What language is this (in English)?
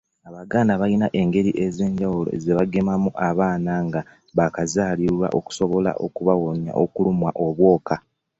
Ganda